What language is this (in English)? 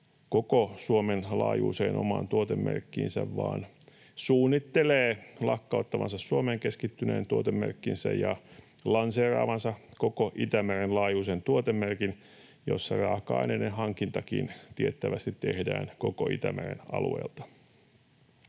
Finnish